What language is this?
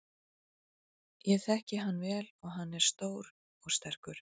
Icelandic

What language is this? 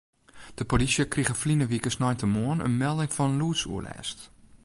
Western Frisian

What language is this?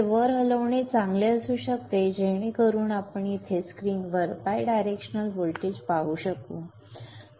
Marathi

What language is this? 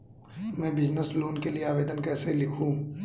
Hindi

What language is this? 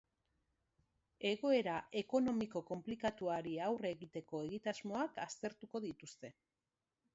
Basque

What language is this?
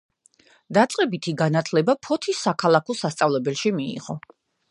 Georgian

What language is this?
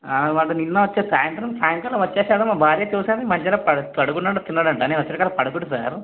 Telugu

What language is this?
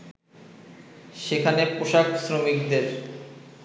Bangla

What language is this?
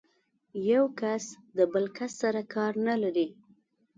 Pashto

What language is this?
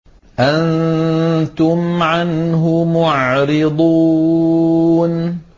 Arabic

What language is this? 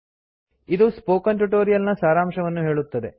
Kannada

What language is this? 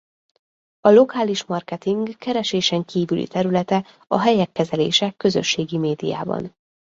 Hungarian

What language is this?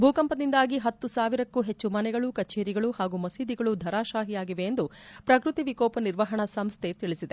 Kannada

